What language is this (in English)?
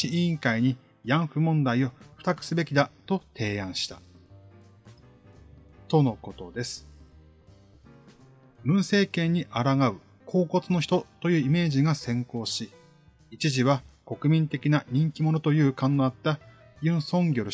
Japanese